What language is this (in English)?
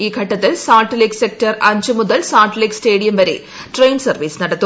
Malayalam